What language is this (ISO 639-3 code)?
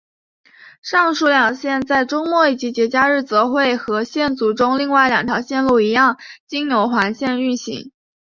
zho